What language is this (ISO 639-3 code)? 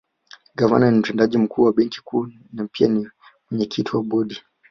swa